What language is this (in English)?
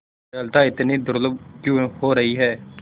Hindi